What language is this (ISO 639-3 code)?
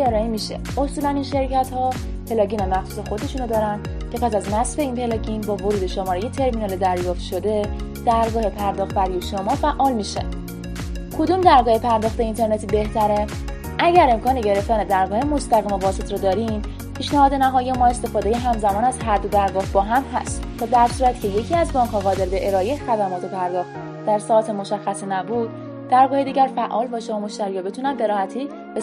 fas